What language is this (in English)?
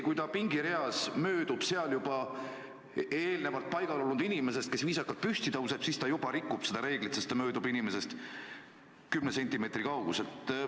Estonian